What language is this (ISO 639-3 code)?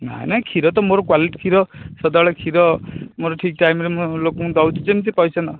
ori